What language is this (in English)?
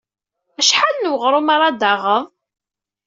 Kabyle